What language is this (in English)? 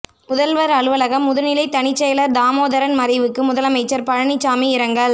Tamil